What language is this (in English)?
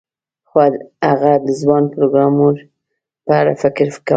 Pashto